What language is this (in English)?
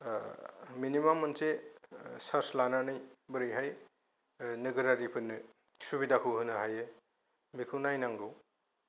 Bodo